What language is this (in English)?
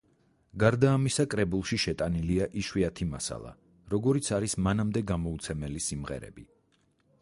Georgian